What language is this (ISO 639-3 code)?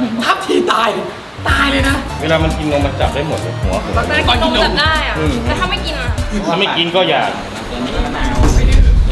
tha